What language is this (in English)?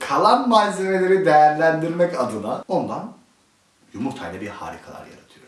Turkish